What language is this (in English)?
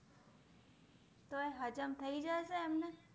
Gujarati